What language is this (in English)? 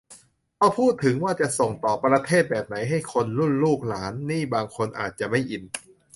Thai